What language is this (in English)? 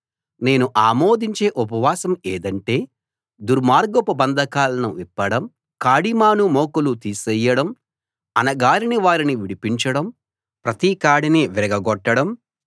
Telugu